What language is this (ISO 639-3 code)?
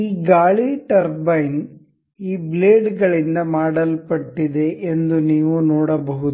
kan